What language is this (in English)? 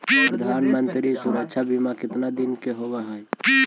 Magahi